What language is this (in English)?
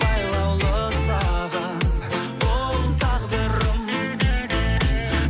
Kazakh